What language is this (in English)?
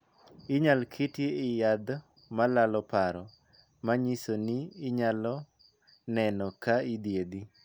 Luo (Kenya and Tanzania)